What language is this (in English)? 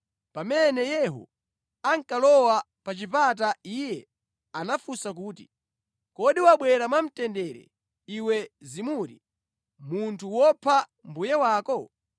Nyanja